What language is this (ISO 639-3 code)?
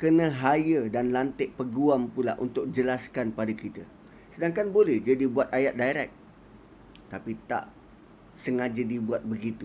msa